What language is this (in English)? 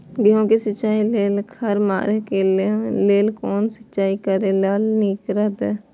Maithili